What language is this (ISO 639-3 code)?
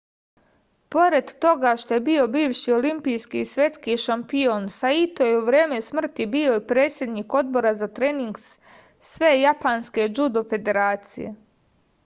srp